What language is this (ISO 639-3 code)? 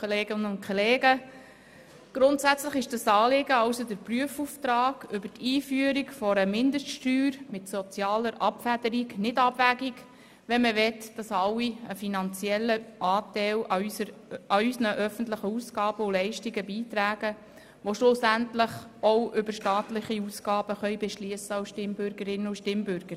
gsw